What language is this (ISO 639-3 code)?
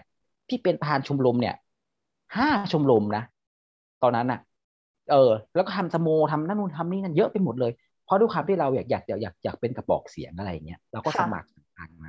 tha